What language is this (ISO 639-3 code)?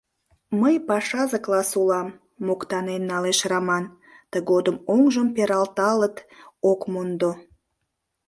chm